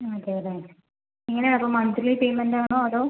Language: Malayalam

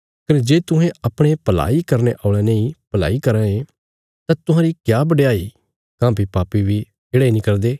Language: Bilaspuri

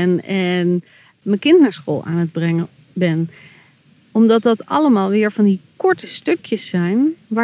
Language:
Dutch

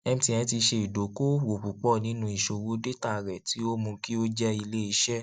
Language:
Yoruba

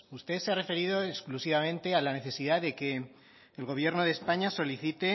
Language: Spanish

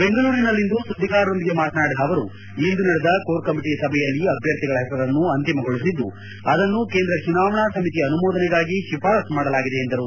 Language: Kannada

